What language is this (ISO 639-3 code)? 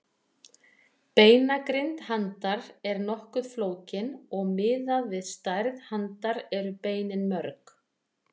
isl